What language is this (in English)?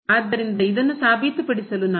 Kannada